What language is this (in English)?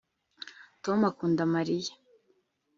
Kinyarwanda